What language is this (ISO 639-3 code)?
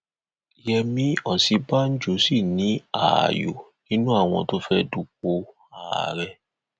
yor